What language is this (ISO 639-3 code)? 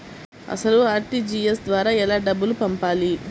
tel